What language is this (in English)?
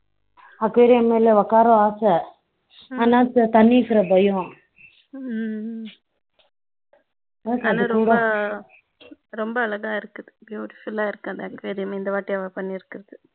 Tamil